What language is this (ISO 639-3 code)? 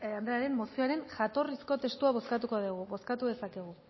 eus